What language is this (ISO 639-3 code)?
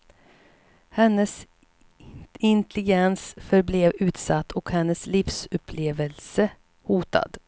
swe